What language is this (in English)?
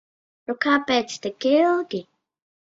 Latvian